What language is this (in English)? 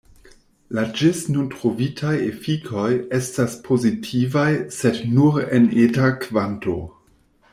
Esperanto